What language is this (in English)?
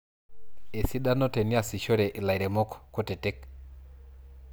Masai